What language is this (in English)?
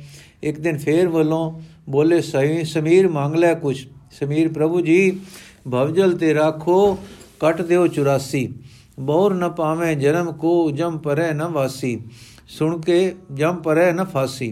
Punjabi